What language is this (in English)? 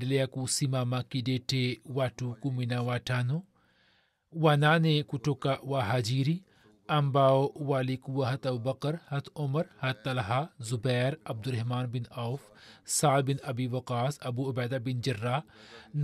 Swahili